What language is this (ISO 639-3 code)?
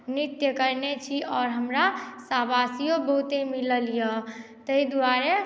mai